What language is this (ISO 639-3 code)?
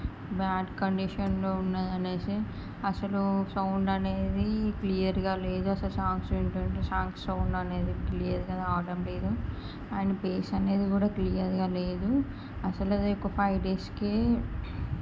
tel